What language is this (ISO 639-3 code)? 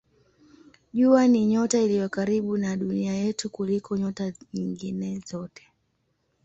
swa